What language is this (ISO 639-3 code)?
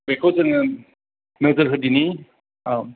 brx